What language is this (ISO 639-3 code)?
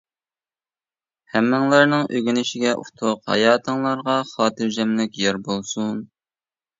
uig